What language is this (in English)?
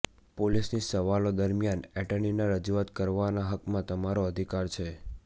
Gujarati